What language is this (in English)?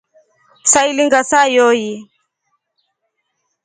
Rombo